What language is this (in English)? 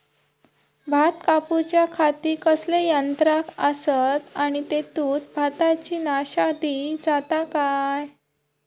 Marathi